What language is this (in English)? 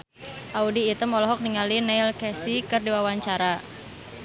Sundanese